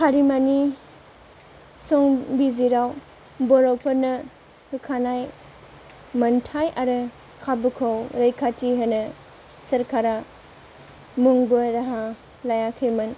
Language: Bodo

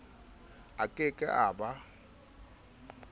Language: Southern Sotho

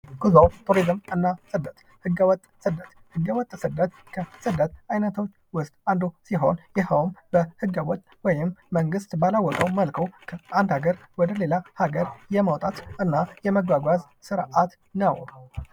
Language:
Amharic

